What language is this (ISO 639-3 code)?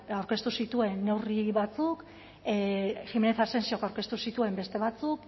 eus